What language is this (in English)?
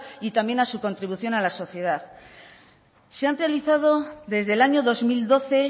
Spanish